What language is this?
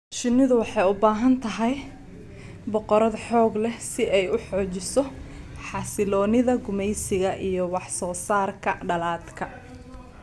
Somali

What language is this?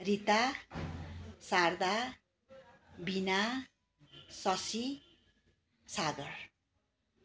Nepali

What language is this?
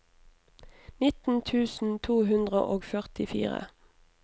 Norwegian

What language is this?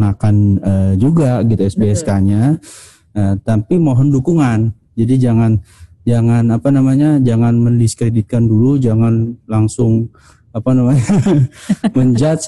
Indonesian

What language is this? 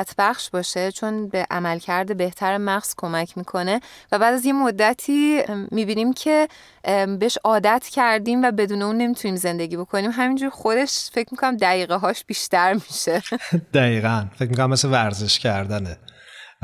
Persian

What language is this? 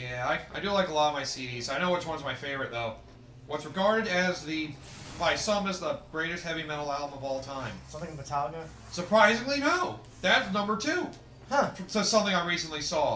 English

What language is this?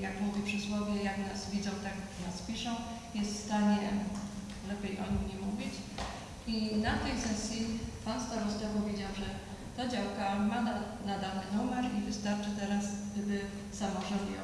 Polish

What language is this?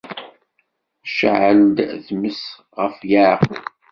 Kabyle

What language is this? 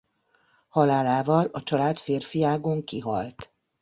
Hungarian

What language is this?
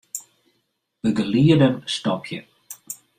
Western Frisian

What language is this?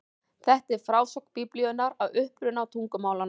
Icelandic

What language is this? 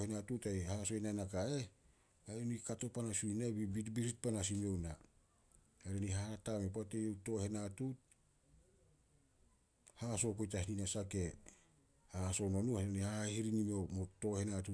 Solos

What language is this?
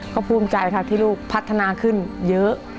Thai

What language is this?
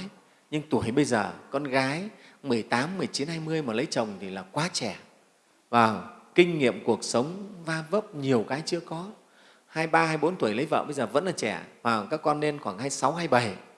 Vietnamese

